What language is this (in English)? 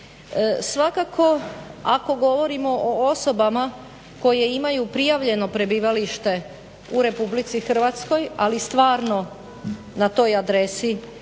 Croatian